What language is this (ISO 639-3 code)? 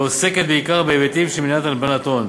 heb